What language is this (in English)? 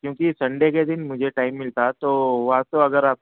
Urdu